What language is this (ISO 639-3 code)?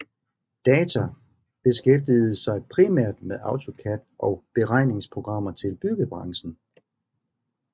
dan